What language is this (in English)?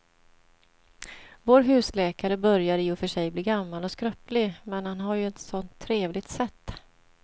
Swedish